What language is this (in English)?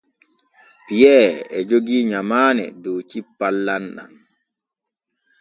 Borgu Fulfulde